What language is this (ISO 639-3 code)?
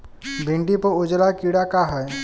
bho